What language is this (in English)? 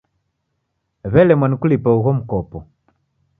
Taita